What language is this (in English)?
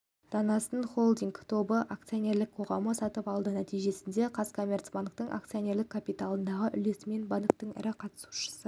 Kazakh